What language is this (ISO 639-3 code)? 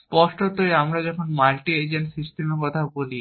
ben